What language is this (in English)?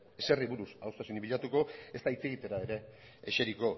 Basque